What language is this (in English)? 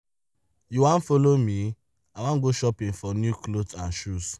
Nigerian Pidgin